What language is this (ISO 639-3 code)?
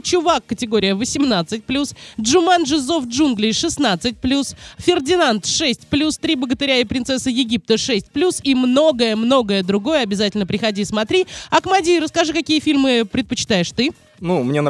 rus